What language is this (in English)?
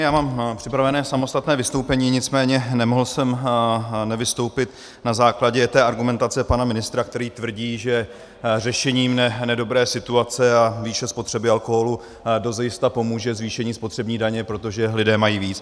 Czech